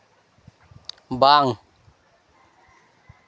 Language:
Santali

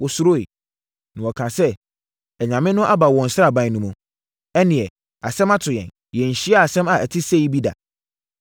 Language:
Akan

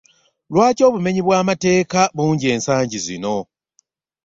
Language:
Ganda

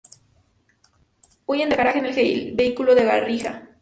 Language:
Spanish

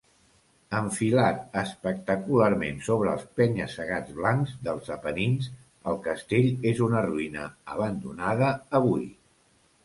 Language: Catalan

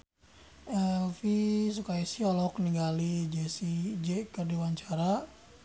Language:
Sundanese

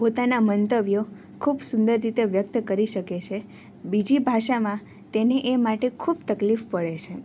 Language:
Gujarati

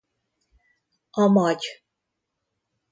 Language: Hungarian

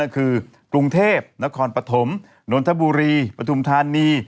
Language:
Thai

